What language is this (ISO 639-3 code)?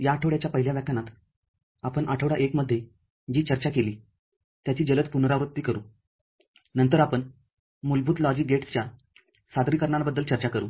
mar